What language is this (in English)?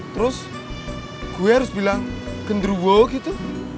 Indonesian